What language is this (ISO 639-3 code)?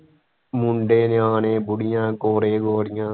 pan